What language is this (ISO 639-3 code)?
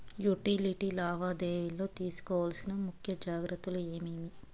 tel